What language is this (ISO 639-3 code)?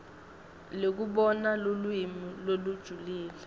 ssw